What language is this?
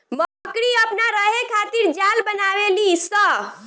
Bhojpuri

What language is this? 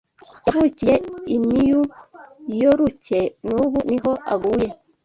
Kinyarwanda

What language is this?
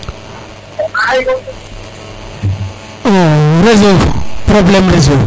Serer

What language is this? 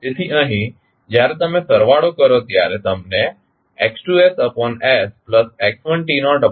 Gujarati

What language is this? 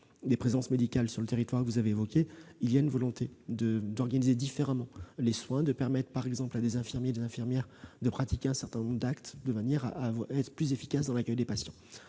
French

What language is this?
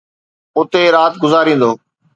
Sindhi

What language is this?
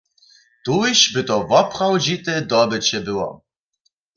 Upper Sorbian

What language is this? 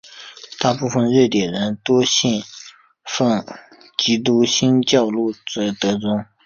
Chinese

